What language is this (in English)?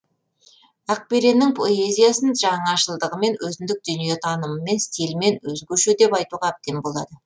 Kazakh